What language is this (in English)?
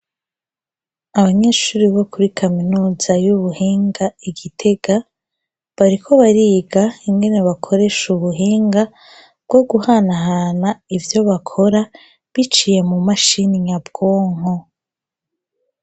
Rundi